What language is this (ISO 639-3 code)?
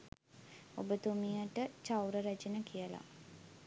sin